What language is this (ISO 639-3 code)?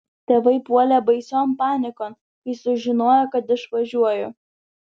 lit